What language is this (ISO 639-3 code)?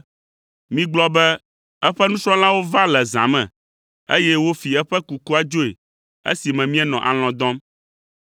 ewe